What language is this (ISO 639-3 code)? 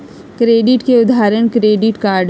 mag